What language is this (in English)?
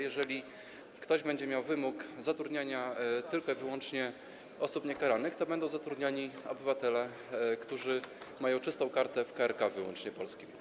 Polish